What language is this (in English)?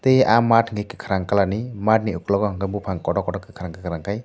Kok Borok